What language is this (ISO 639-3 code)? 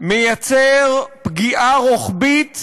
heb